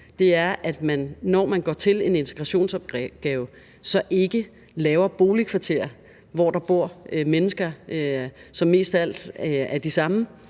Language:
Danish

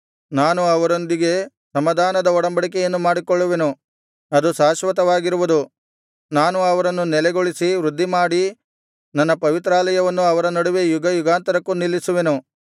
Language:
Kannada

